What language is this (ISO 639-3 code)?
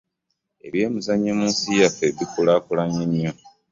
lug